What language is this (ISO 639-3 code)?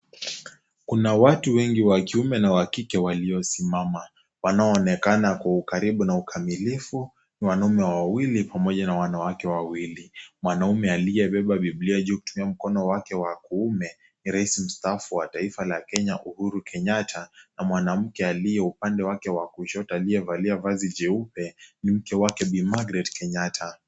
swa